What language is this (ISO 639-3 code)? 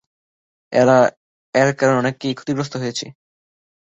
ben